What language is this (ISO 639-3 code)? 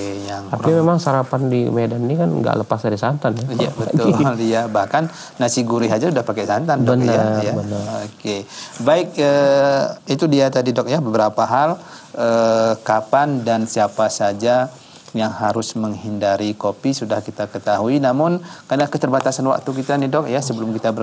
ind